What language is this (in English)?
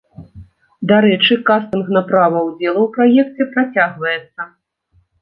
Belarusian